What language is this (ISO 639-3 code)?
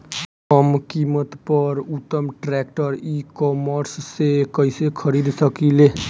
bho